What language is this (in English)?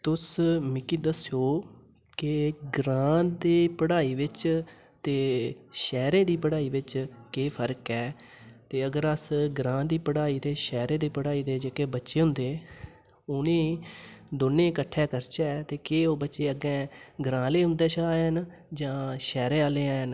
Dogri